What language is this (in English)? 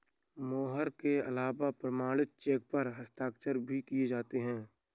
Hindi